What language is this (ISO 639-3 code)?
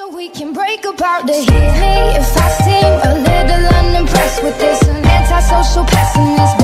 jpn